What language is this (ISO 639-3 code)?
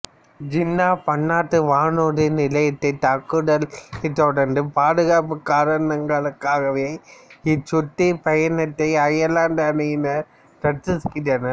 tam